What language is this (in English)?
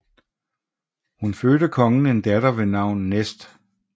Danish